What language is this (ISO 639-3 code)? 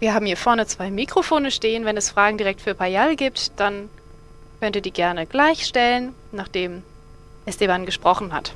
deu